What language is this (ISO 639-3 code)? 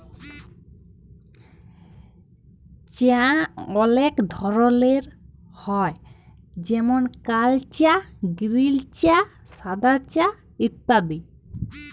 ben